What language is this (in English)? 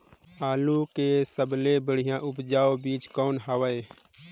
Chhattisgarhi